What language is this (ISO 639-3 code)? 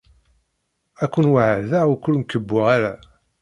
kab